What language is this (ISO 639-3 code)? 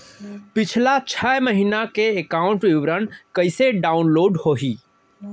hne